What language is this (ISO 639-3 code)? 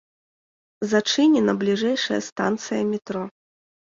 bel